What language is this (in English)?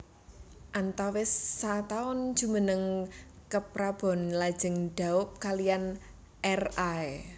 Javanese